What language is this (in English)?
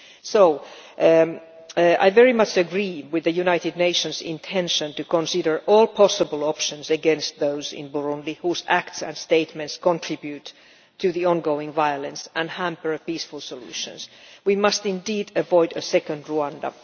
English